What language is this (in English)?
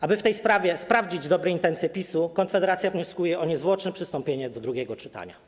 Polish